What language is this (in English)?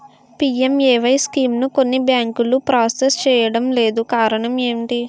Telugu